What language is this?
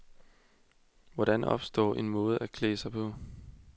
Danish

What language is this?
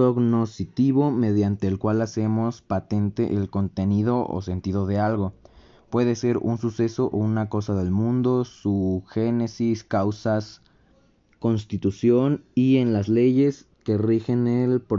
Spanish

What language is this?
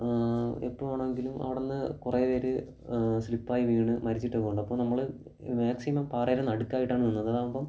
Malayalam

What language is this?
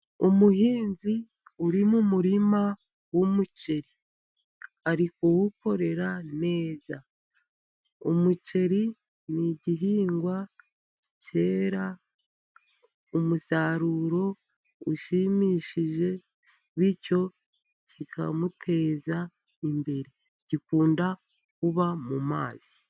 Kinyarwanda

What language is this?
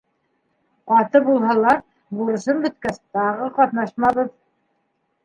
Bashkir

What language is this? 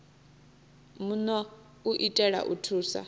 Venda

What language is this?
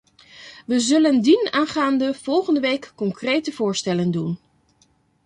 Dutch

